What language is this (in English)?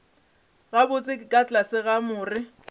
Northern Sotho